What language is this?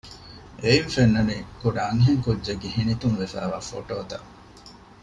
Divehi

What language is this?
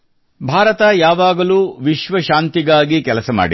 Kannada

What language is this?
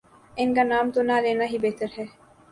Urdu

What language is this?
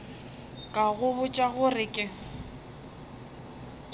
Northern Sotho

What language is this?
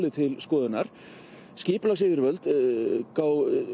Icelandic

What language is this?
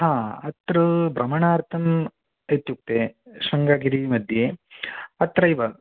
Sanskrit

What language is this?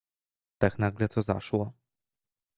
Polish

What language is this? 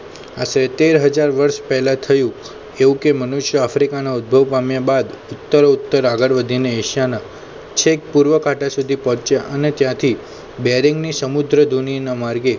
Gujarati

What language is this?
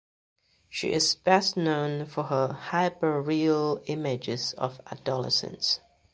English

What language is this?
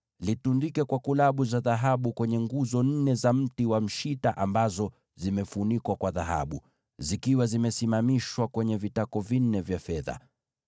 Swahili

